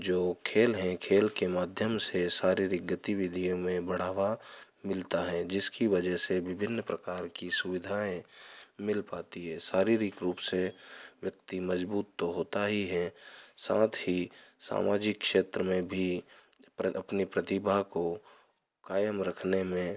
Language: Hindi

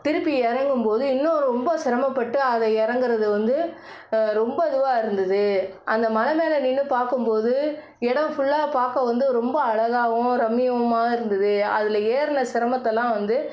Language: Tamil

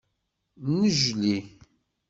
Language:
Kabyle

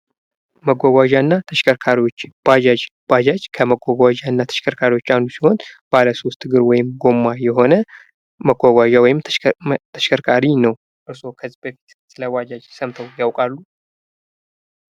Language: Amharic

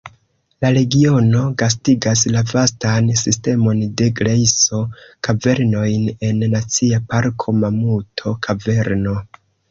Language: Esperanto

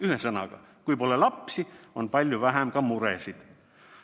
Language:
Estonian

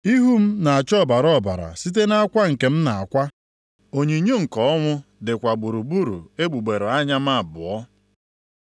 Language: Igbo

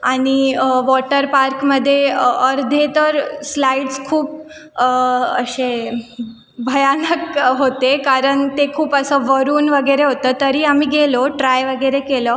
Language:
Marathi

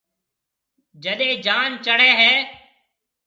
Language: Marwari (Pakistan)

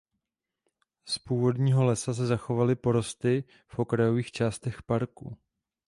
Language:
Czech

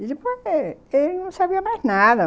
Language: Portuguese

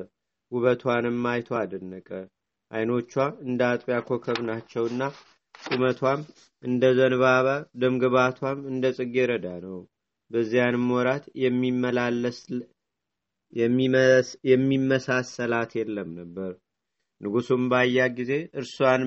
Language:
Amharic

